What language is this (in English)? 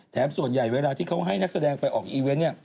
Thai